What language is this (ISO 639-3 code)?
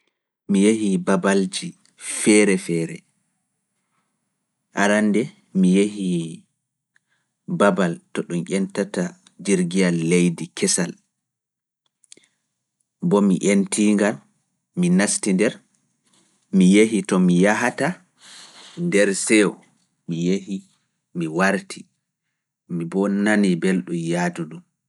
ful